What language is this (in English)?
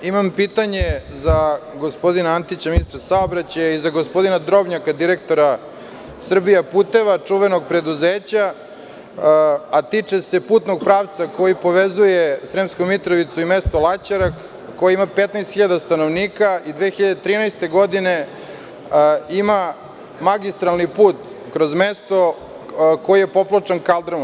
Serbian